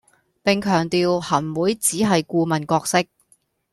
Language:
Cantonese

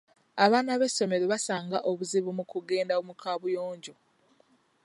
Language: Ganda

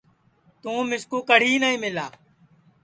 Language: Sansi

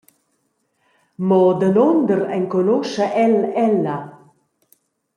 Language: Romansh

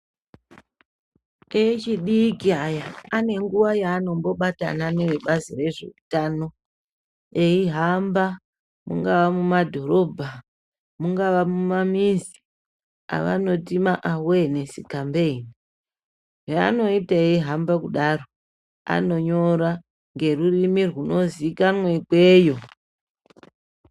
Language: Ndau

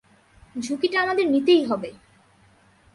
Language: Bangla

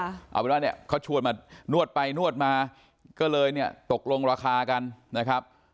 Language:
Thai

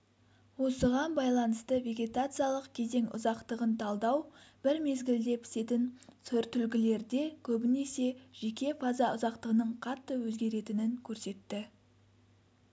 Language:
Kazakh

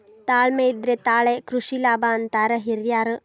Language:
Kannada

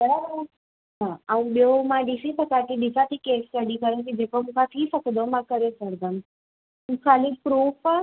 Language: Sindhi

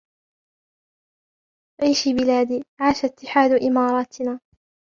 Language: Arabic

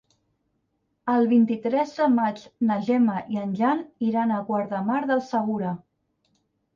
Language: Catalan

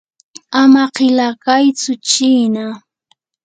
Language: Yanahuanca Pasco Quechua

